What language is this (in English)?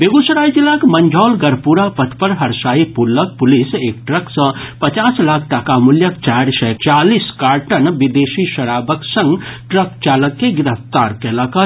Maithili